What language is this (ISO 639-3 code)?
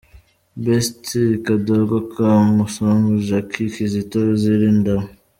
kin